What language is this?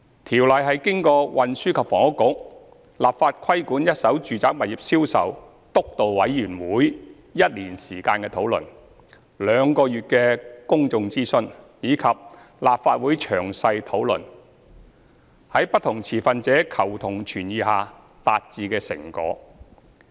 Cantonese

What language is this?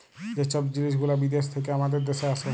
Bangla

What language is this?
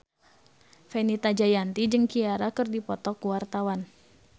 Sundanese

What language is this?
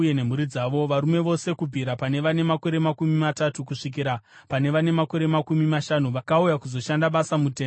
Shona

